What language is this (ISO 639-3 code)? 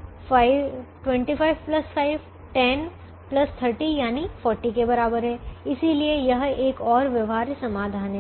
hin